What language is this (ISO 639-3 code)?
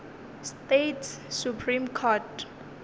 nso